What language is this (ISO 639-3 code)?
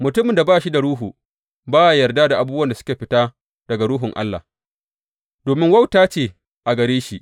hau